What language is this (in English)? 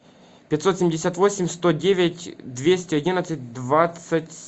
Russian